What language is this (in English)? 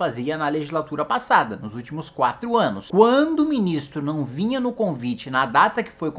Portuguese